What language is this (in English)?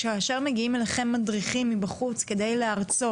Hebrew